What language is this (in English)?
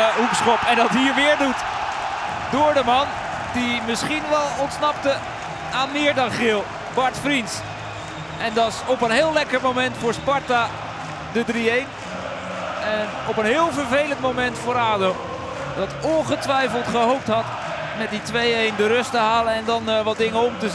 Dutch